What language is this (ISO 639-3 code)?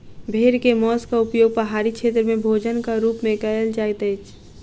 mai